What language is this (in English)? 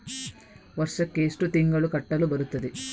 Kannada